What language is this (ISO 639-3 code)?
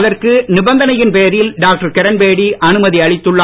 tam